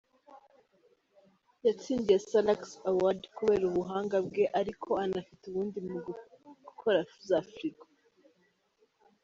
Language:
Kinyarwanda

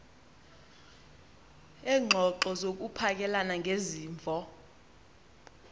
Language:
Xhosa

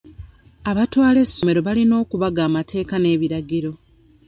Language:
Ganda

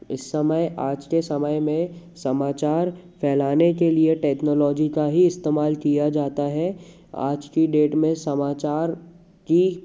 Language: Hindi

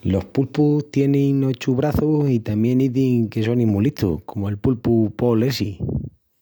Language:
Extremaduran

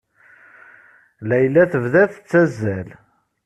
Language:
Kabyle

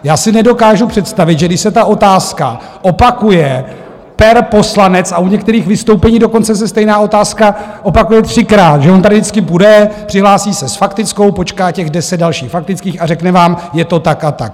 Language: Czech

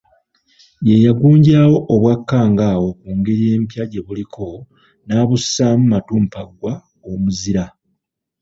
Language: Ganda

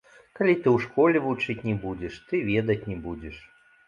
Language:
Belarusian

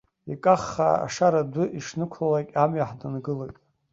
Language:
Abkhazian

